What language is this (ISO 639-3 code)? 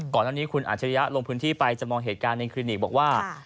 tha